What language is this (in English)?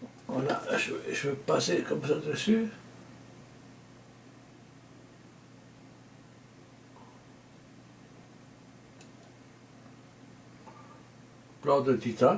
French